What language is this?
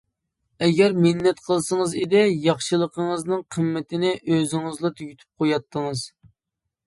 Uyghur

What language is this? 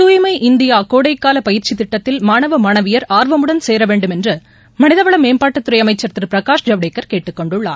Tamil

